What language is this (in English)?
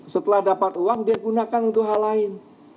Indonesian